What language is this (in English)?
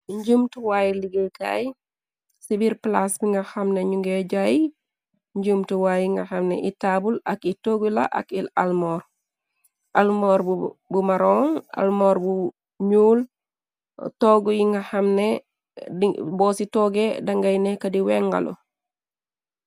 Wolof